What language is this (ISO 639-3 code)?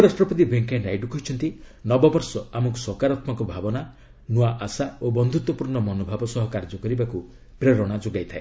ori